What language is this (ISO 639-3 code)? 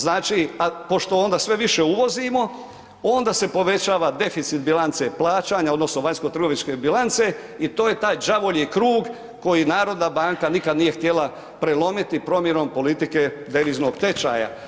hrv